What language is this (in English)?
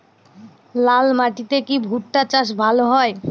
Bangla